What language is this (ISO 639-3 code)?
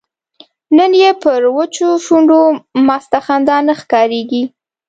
pus